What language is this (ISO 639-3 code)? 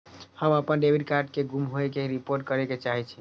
mai